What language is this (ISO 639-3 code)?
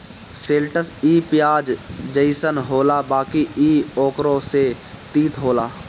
bho